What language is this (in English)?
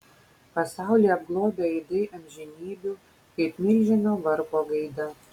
Lithuanian